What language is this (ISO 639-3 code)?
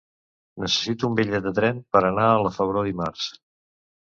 cat